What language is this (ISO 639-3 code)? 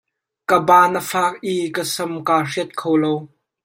cnh